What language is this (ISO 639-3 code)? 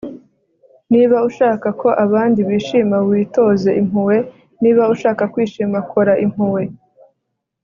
kin